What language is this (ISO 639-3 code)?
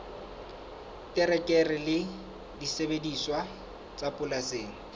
sot